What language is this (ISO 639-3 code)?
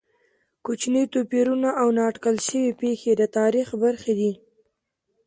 pus